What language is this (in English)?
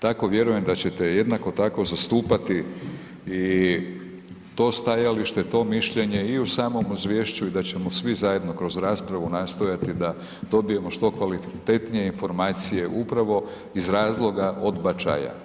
Croatian